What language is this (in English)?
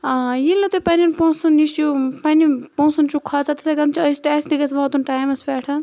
Kashmiri